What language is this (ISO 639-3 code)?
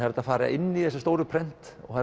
isl